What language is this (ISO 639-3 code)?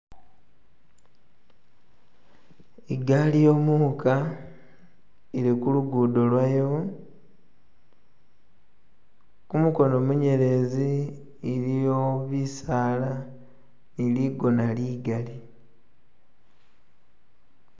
myx